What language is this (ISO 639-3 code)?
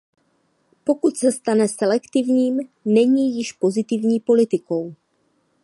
ces